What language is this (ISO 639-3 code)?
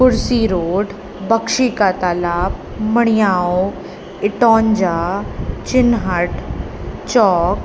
snd